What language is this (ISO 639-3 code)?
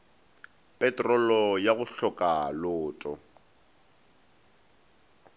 nso